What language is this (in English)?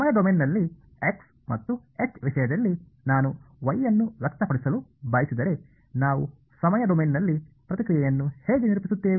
Kannada